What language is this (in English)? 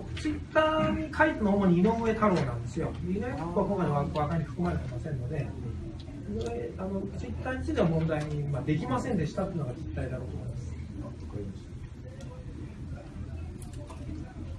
Japanese